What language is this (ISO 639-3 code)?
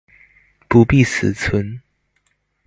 zho